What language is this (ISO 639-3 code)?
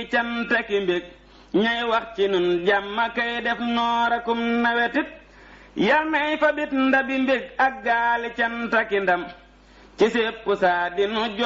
ind